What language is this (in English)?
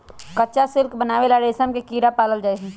Magahi